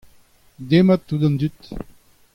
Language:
Breton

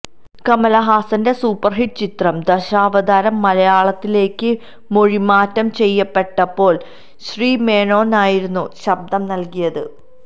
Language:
Malayalam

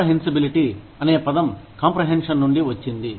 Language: Telugu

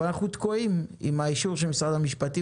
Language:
Hebrew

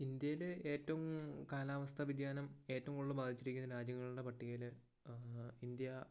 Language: Malayalam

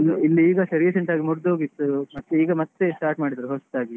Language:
Kannada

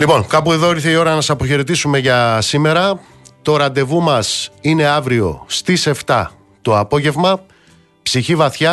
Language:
Greek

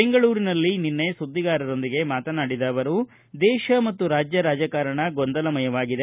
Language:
Kannada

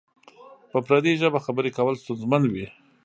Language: Pashto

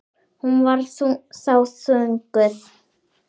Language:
Icelandic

